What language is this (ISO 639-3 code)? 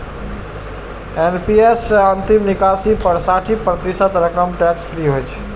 mai